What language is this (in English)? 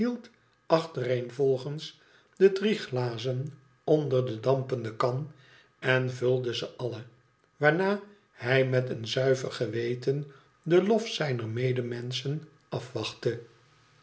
Dutch